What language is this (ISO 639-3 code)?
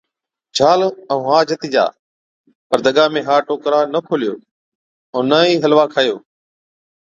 odk